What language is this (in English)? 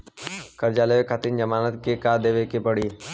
Bhojpuri